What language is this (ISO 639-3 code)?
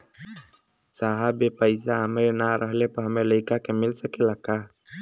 bho